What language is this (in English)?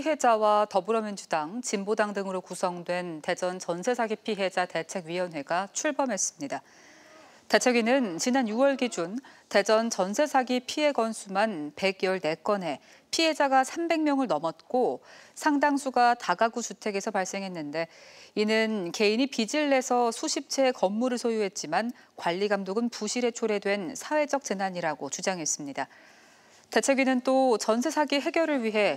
Korean